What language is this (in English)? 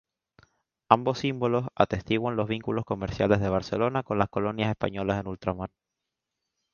Spanish